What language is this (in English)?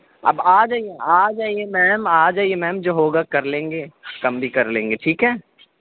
Urdu